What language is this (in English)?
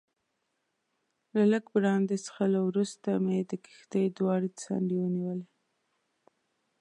Pashto